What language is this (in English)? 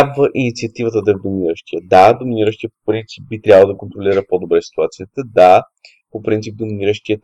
Bulgarian